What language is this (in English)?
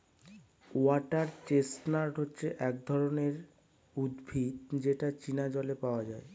Bangla